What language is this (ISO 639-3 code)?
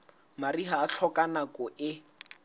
sot